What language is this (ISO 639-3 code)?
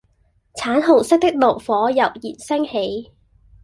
yue